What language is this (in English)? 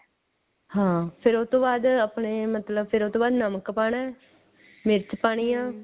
Punjabi